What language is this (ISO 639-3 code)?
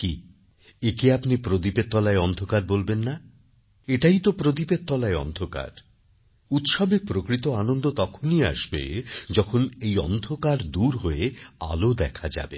ben